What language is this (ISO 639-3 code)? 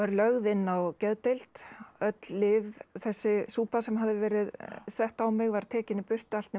isl